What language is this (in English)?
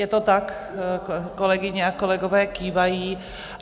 Czech